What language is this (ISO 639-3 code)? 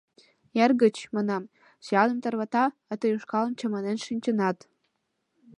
chm